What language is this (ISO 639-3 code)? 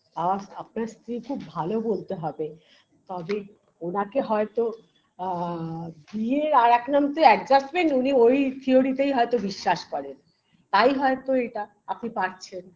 ben